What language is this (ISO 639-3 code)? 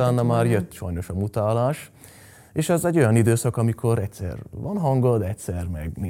hun